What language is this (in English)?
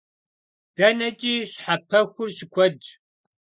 Kabardian